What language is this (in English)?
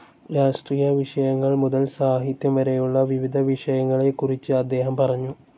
Malayalam